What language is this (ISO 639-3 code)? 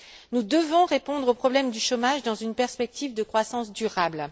fra